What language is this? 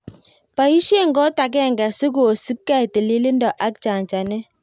Kalenjin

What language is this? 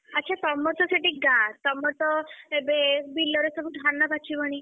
Odia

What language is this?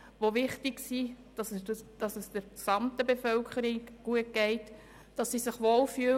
Swiss German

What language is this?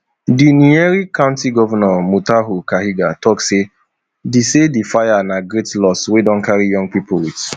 Nigerian Pidgin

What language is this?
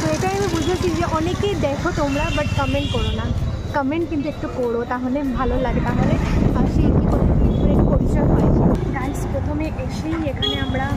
Bangla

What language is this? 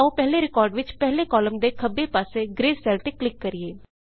Punjabi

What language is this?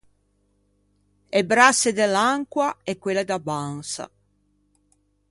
Ligurian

